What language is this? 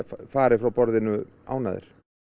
Icelandic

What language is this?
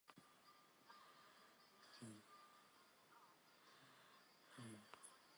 Central Kurdish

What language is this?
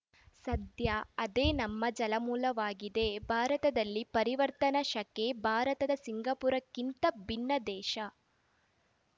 Kannada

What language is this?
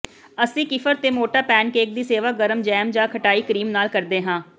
Punjabi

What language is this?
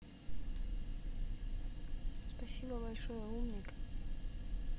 Russian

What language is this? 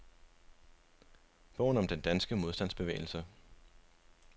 Danish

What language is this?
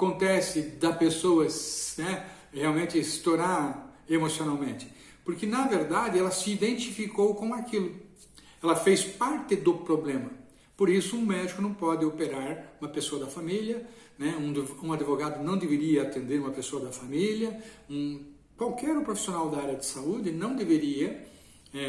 Portuguese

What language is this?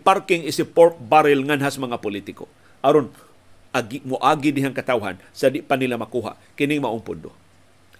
Filipino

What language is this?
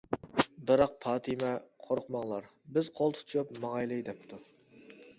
Uyghur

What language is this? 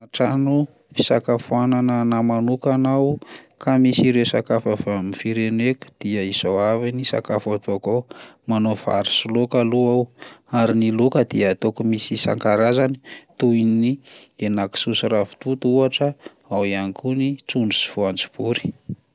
Malagasy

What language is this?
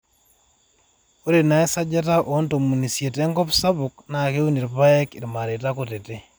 Masai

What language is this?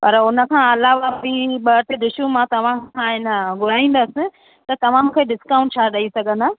Sindhi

